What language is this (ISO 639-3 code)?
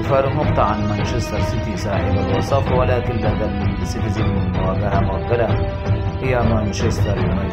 ara